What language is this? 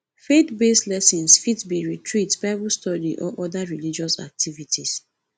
Nigerian Pidgin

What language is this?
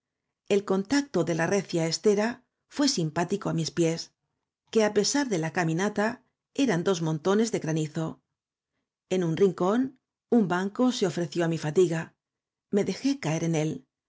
Spanish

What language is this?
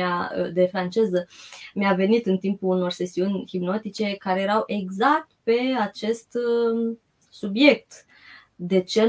Romanian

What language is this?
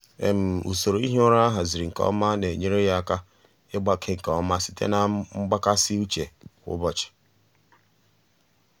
Igbo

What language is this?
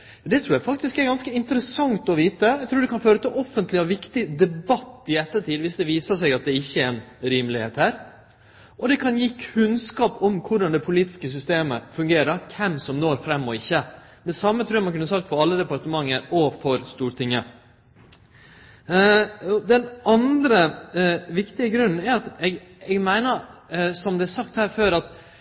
Norwegian Nynorsk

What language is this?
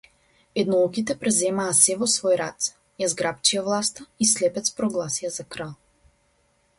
Macedonian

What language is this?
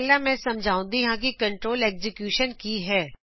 Punjabi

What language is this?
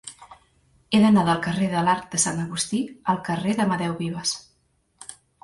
Catalan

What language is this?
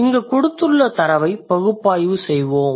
Tamil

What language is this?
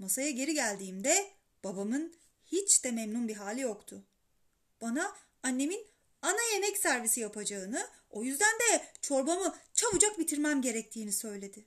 Turkish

